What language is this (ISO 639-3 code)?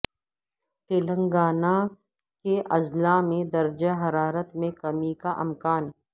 urd